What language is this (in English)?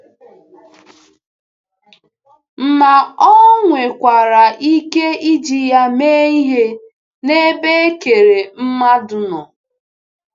Igbo